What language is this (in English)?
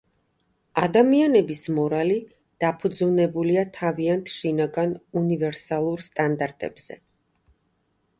Georgian